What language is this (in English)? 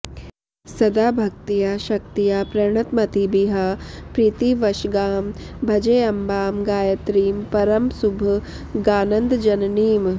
Sanskrit